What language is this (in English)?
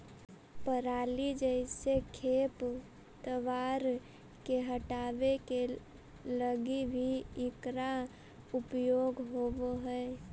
Magahi